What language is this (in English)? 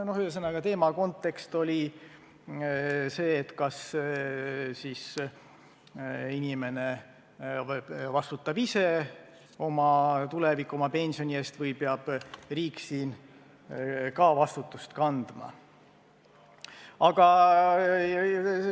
Estonian